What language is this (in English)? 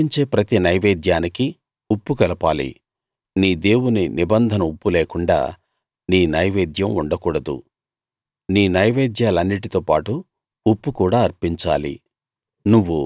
Telugu